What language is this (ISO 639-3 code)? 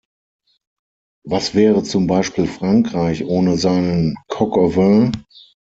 deu